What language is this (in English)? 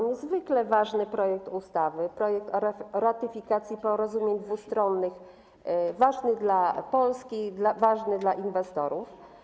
Polish